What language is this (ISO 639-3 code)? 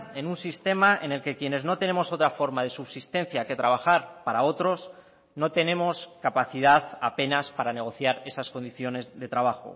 spa